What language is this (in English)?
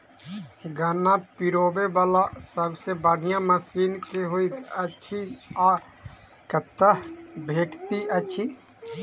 Maithili